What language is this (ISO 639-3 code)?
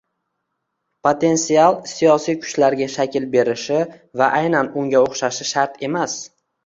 uzb